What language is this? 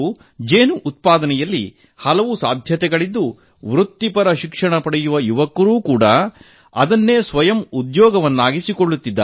Kannada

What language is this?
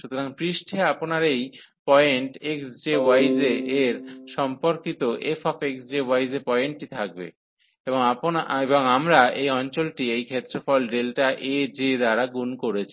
Bangla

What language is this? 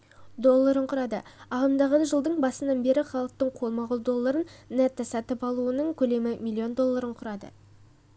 Kazakh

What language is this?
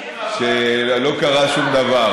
Hebrew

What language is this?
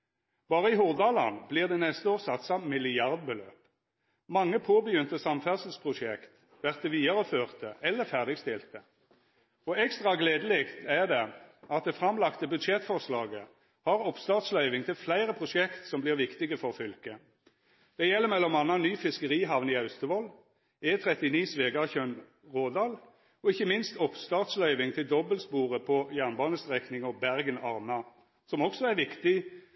Norwegian Nynorsk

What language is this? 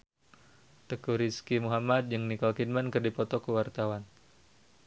Sundanese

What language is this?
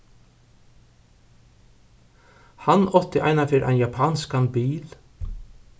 Faroese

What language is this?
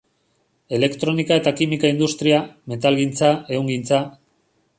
Basque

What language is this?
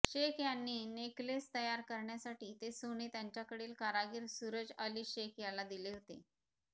Marathi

